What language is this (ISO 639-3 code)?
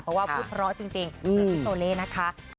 tha